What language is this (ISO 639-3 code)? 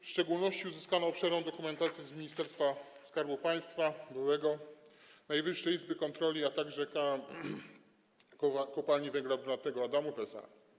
pol